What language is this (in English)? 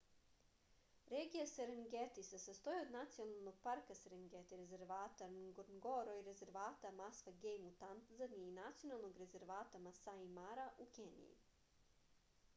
Serbian